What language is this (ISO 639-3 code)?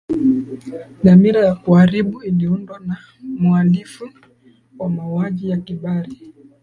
swa